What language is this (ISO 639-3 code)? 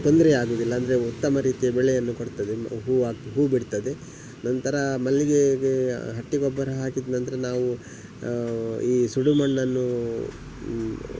kan